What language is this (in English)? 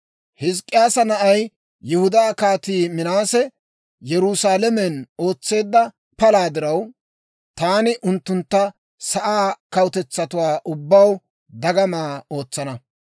Dawro